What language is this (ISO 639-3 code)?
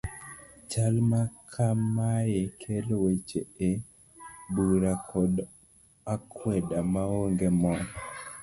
luo